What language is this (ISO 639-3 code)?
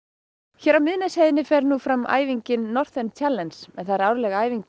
isl